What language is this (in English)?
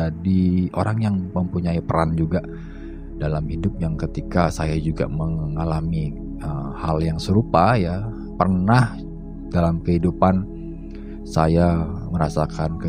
Indonesian